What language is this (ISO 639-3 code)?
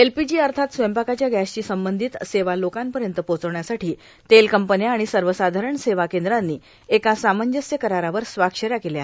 mar